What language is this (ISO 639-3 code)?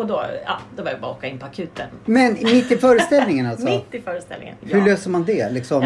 swe